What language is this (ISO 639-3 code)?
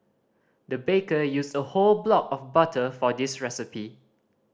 eng